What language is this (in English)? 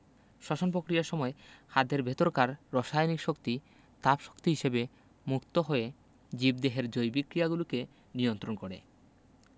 Bangla